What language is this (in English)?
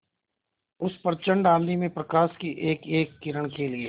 Hindi